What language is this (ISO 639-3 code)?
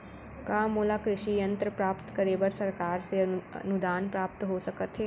hne